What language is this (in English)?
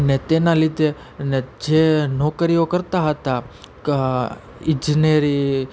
Gujarati